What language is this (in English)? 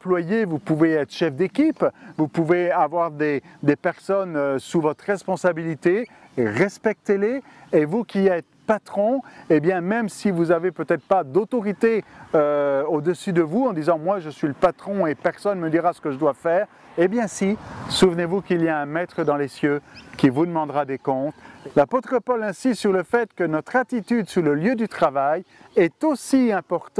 French